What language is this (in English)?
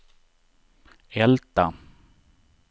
Swedish